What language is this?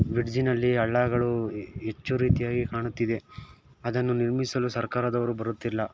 Kannada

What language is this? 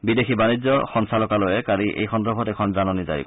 Assamese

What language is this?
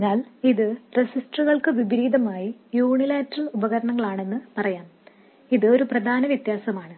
Malayalam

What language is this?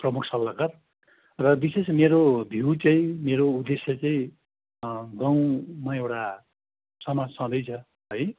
Nepali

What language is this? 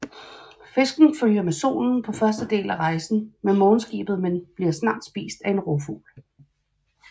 Danish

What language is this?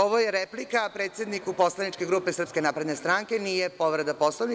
Serbian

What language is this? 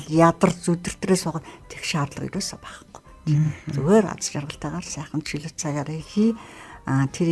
Turkish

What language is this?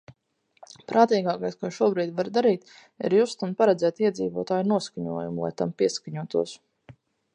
Latvian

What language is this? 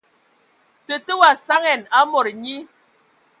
Ewondo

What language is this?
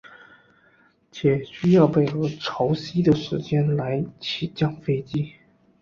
Chinese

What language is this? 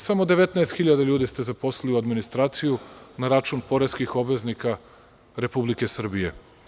Serbian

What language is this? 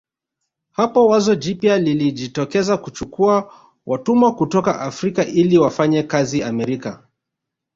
Swahili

